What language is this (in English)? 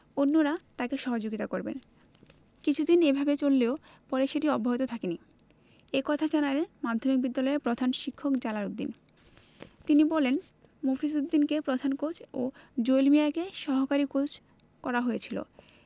Bangla